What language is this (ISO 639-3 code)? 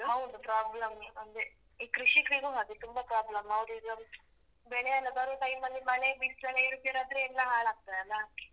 kan